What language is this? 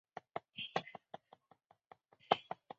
Chinese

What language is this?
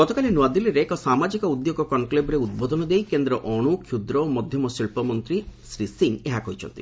Odia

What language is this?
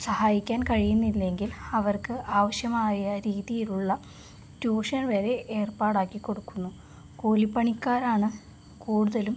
Malayalam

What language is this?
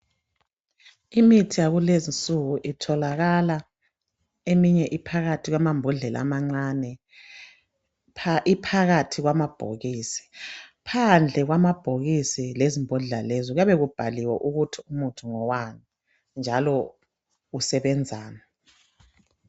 North Ndebele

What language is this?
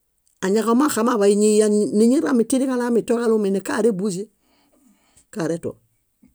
Bayot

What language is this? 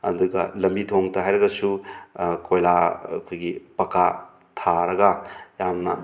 Manipuri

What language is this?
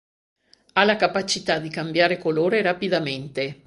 Italian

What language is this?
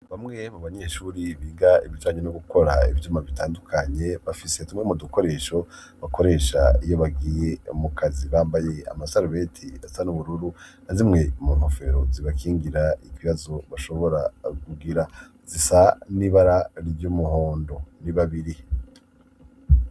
Rundi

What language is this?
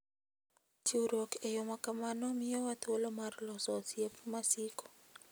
Luo (Kenya and Tanzania)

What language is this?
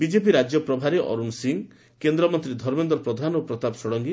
Odia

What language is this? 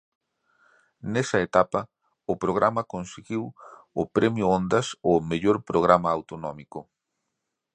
Galician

